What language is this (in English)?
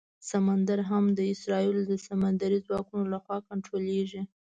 Pashto